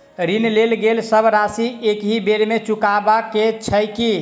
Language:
Maithili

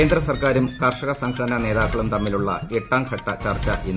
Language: Malayalam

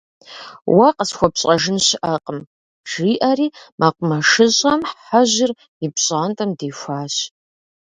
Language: Kabardian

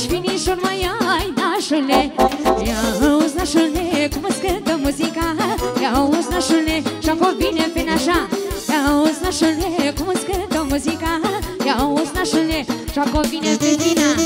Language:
Romanian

